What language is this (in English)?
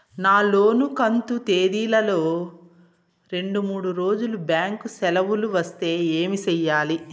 Telugu